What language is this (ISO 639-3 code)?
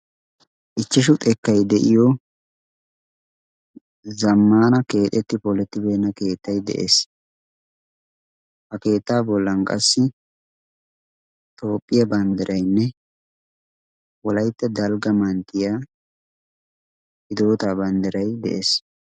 wal